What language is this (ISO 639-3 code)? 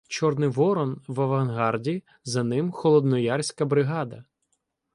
ukr